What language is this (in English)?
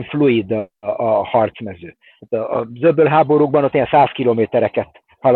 Hungarian